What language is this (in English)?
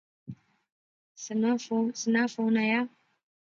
Pahari-Potwari